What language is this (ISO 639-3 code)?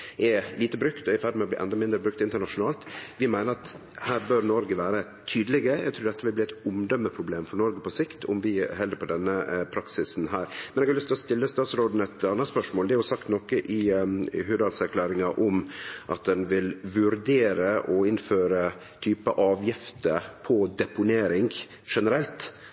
nno